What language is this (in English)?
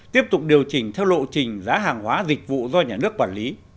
Vietnamese